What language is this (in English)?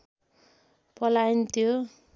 Nepali